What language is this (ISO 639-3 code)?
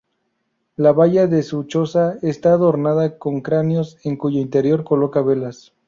spa